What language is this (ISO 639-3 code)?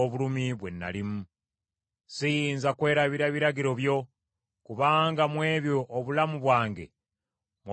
lug